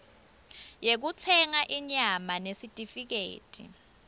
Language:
Swati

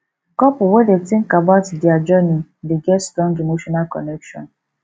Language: Nigerian Pidgin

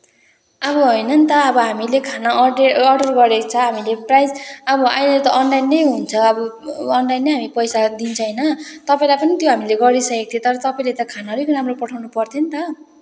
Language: Nepali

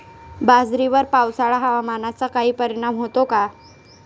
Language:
Marathi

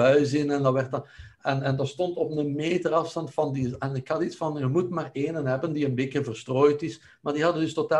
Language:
Dutch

